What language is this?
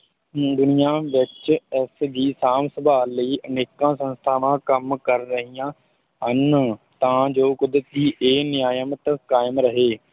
Punjabi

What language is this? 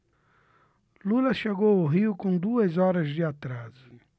Portuguese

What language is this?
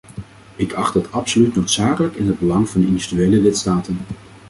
Dutch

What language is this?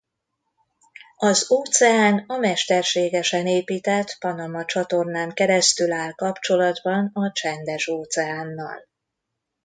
Hungarian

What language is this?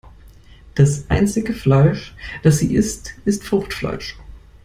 German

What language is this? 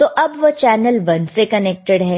Hindi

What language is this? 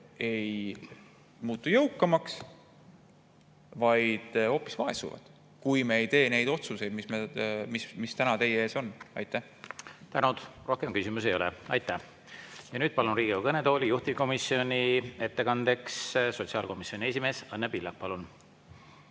Estonian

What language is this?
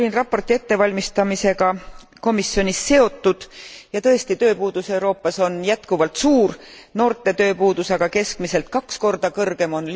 Estonian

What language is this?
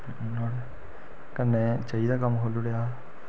Dogri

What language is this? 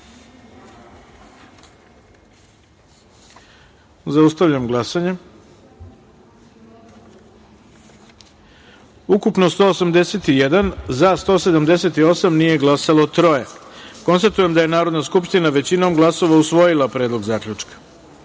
Serbian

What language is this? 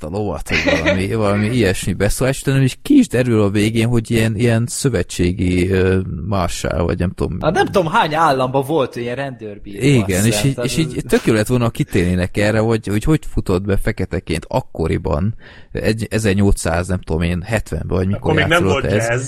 Hungarian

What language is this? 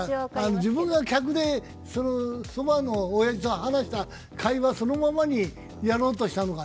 Japanese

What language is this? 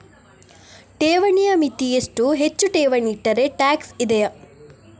Kannada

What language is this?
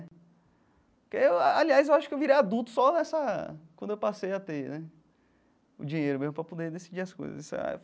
Portuguese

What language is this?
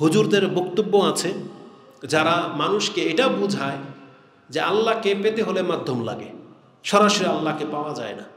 Indonesian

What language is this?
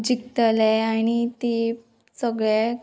Konkani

